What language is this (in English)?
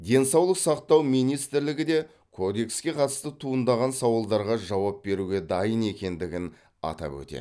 Kazakh